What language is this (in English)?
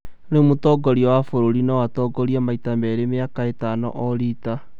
Kikuyu